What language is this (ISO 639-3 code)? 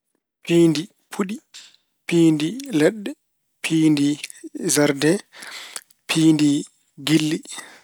ful